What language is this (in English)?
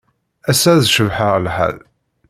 Kabyle